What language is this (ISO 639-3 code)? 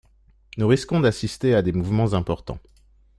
fra